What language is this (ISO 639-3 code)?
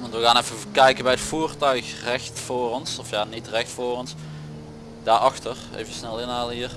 nld